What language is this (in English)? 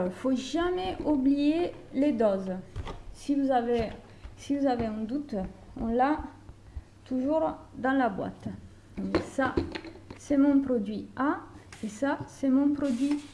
French